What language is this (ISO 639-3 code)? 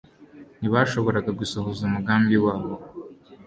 kin